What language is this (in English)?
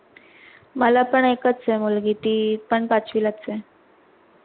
Marathi